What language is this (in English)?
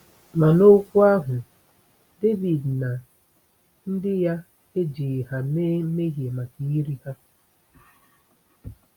Igbo